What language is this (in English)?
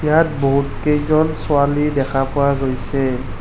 Assamese